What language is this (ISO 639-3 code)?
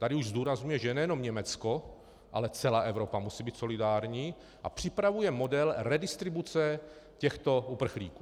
ces